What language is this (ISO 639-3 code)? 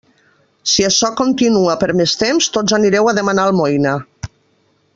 cat